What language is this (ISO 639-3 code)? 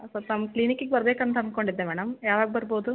kan